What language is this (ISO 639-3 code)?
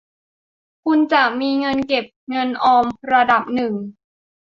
tha